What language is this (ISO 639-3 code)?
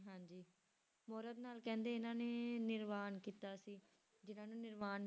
pan